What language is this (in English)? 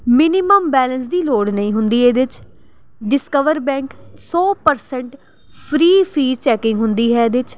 Punjabi